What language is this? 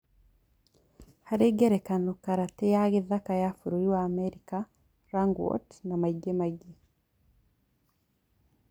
Kikuyu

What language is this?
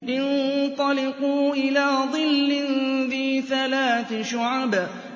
Arabic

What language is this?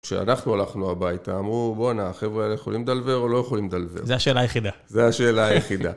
Hebrew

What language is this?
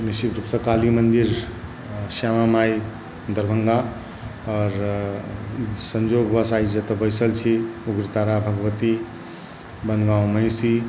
Maithili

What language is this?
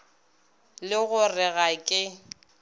Northern Sotho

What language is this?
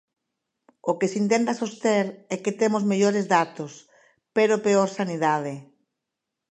Galician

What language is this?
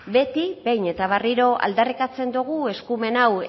Basque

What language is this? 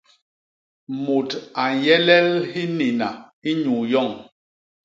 Basaa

